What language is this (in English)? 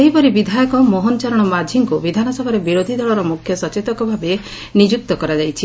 Odia